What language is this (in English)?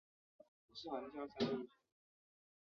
Chinese